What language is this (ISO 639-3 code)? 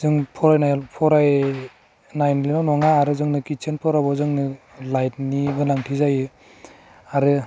brx